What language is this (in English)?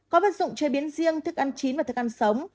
Vietnamese